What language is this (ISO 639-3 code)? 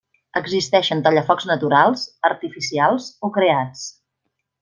cat